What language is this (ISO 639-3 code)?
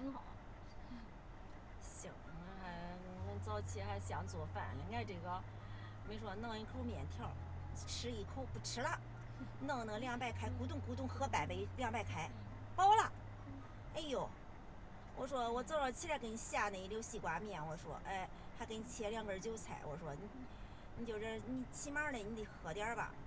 zho